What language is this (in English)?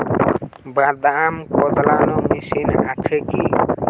Bangla